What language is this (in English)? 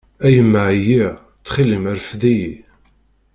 Kabyle